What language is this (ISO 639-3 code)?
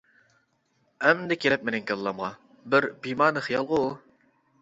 uig